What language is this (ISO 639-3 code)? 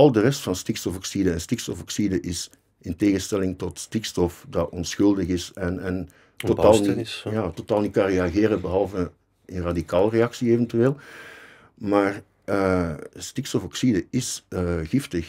nld